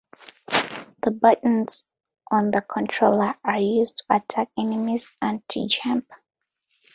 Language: English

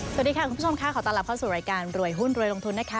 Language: Thai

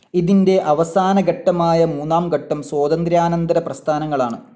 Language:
Malayalam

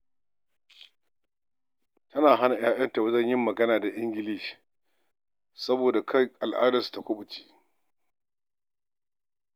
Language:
Hausa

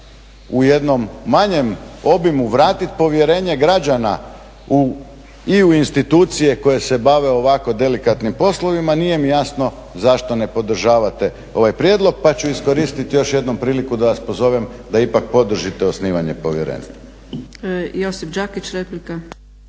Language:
Croatian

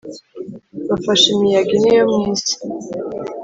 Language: Kinyarwanda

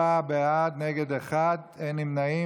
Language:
Hebrew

